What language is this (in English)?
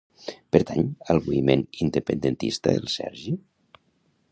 Catalan